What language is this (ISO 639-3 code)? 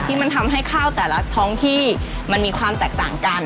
tha